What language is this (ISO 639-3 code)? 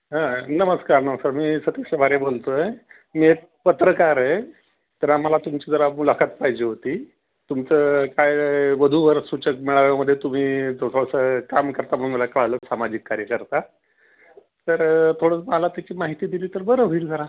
mar